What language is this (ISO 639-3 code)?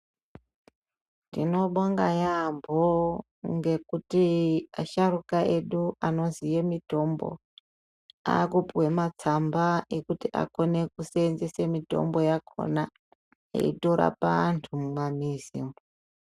ndc